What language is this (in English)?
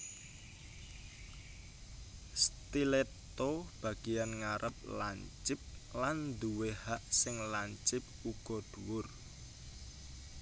Javanese